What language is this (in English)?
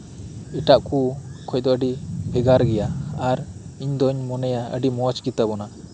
Santali